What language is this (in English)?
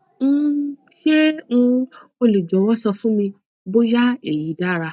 Yoruba